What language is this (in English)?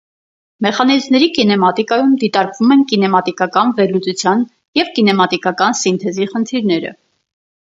Armenian